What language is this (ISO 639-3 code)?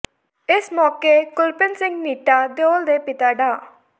pan